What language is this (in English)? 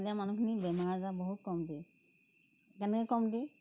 Assamese